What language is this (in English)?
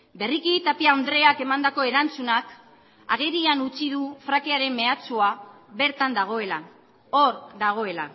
Basque